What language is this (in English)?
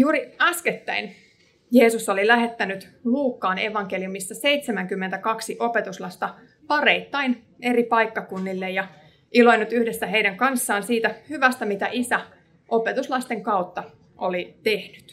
Finnish